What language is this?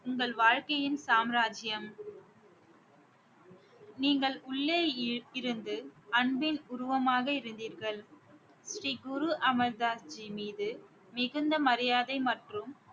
Tamil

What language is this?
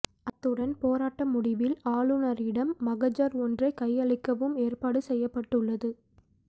Tamil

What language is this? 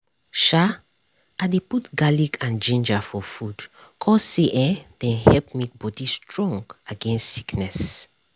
Nigerian Pidgin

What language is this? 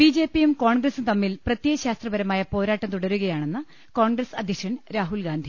Malayalam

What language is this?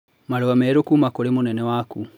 Kikuyu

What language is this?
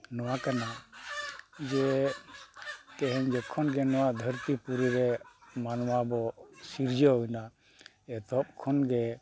Santali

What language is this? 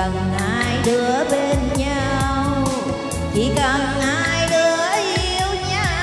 Vietnamese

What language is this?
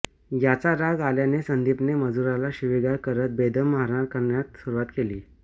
Marathi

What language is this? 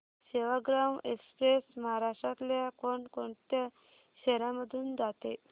Marathi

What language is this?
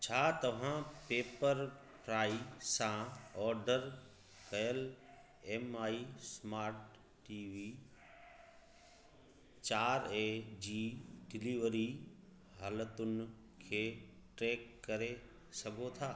Sindhi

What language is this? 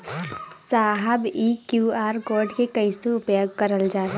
Bhojpuri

